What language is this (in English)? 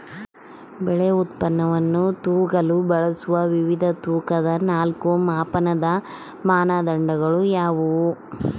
Kannada